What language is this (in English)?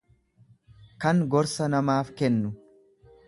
Oromo